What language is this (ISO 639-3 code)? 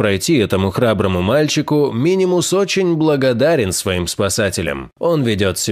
rus